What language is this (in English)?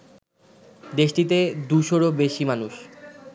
Bangla